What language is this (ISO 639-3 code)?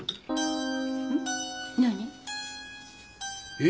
jpn